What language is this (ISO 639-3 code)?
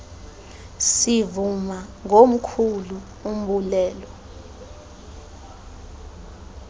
xho